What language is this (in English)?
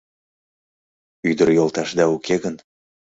Mari